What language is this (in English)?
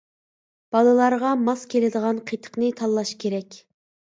Uyghur